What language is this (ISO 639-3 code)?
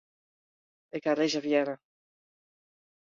fry